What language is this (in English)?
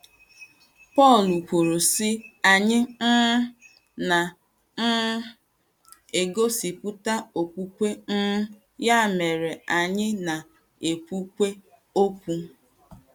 Igbo